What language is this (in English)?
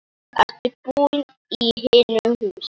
Icelandic